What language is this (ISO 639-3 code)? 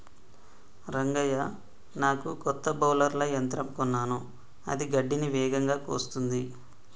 tel